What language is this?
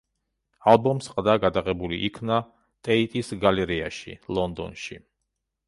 Georgian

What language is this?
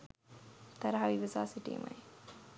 Sinhala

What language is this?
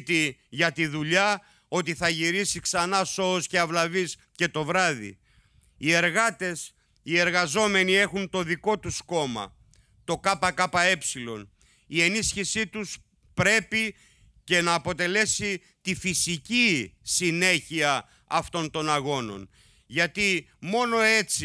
Greek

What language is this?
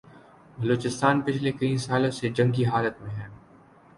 Urdu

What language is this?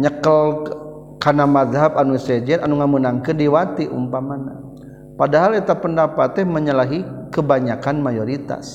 Malay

